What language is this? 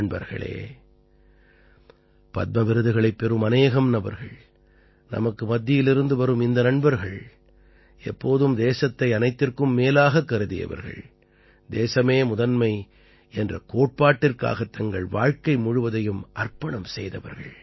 Tamil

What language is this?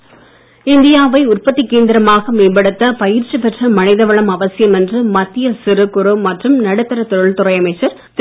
Tamil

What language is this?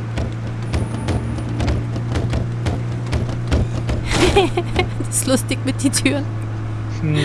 German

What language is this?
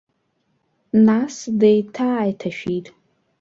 Abkhazian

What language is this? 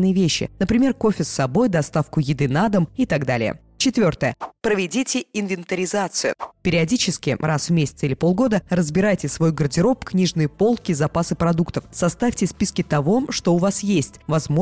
Russian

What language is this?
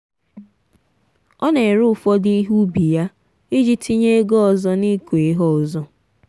Igbo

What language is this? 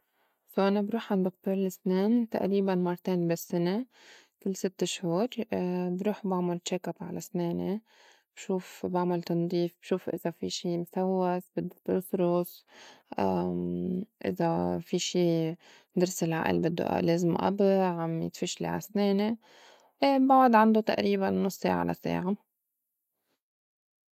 North Levantine Arabic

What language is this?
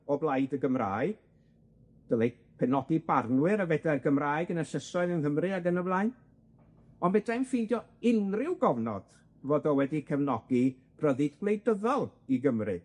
Welsh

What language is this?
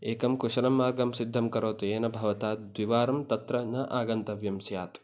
Sanskrit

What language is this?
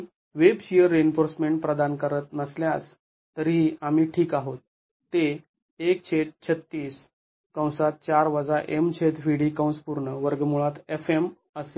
Marathi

